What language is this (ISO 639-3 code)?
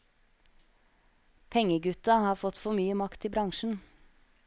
nor